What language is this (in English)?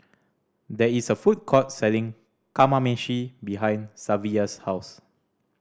English